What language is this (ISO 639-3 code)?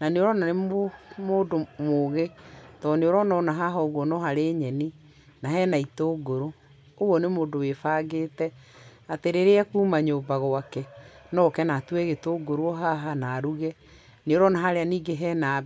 kik